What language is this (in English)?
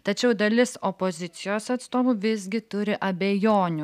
Lithuanian